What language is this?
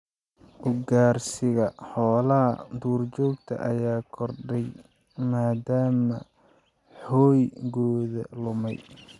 Somali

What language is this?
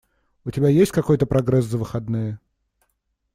Russian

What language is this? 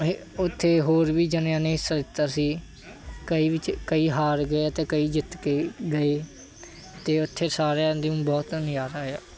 Punjabi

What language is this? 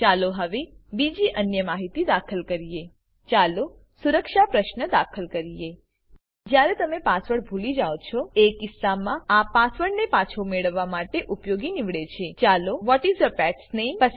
Gujarati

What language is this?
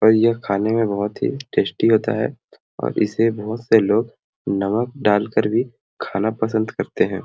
Sadri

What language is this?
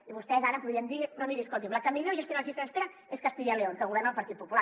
Catalan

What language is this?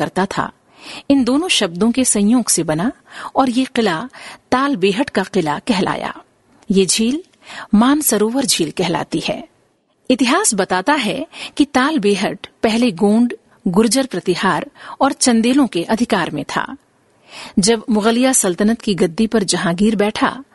Hindi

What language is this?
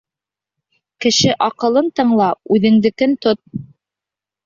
Bashkir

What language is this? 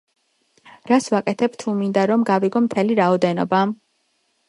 Georgian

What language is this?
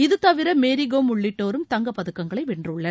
Tamil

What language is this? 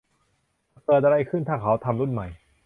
Thai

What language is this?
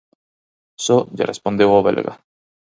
Galician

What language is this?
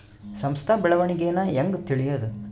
Kannada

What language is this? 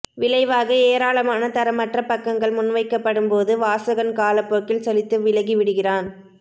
Tamil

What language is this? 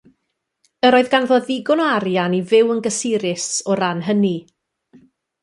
Welsh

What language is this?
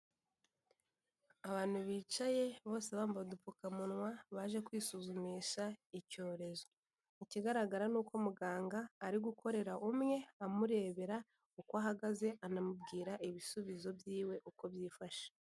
Kinyarwanda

